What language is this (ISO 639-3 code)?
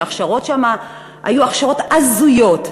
heb